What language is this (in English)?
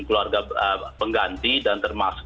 Indonesian